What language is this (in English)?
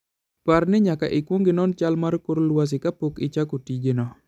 Luo (Kenya and Tanzania)